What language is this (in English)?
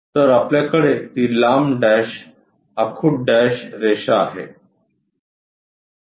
Marathi